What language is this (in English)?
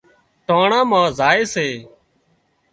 Wadiyara Koli